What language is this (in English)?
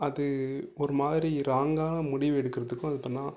Tamil